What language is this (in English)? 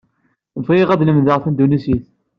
Kabyle